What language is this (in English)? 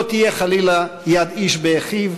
Hebrew